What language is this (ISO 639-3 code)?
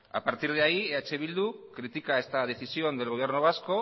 spa